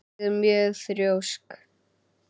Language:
Icelandic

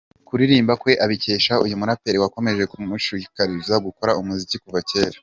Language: Kinyarwanda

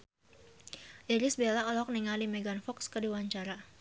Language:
Sundanese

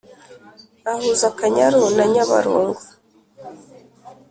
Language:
Kinyarwanda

